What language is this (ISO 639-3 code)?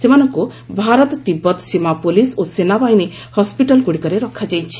ori